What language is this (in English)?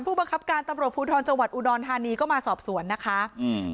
Thai